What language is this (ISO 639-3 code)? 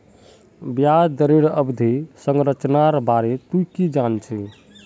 mag